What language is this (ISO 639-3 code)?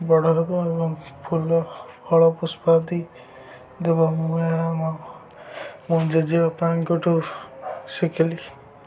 ori